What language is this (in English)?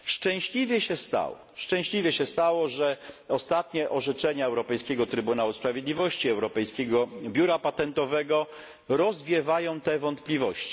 Polish